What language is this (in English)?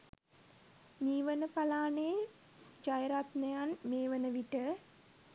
Sinhala